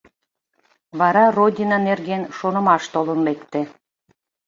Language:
Mari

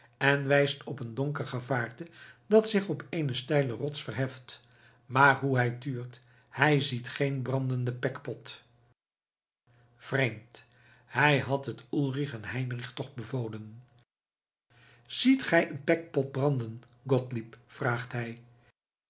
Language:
Dutch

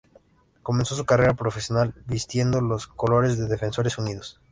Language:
Spanish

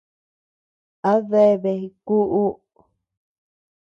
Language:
Tepeuxila Cuicatec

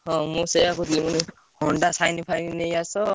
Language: Odia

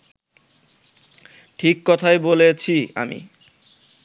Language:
Bangla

